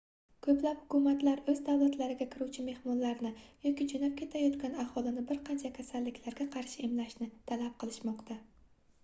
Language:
Uzbek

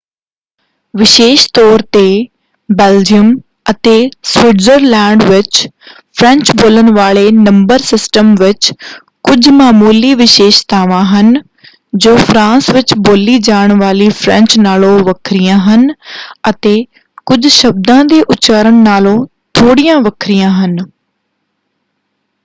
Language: Punjabi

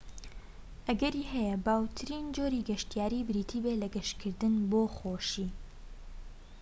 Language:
Central Kurdish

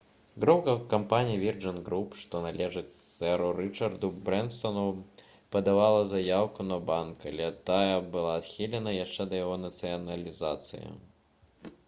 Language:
Belarusian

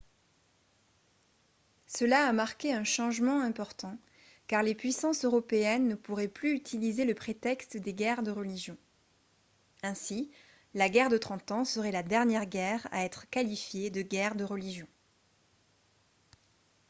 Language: French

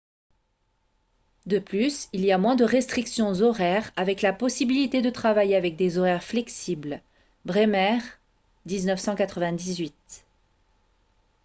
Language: French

